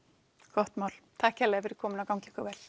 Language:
Icelandic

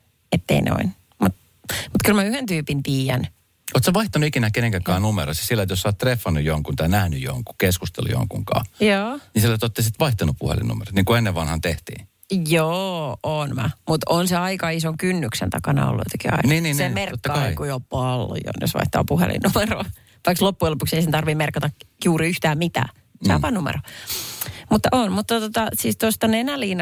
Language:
Finnish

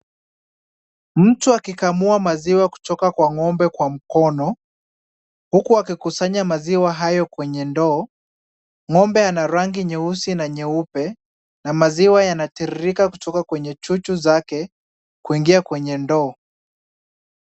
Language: Swahili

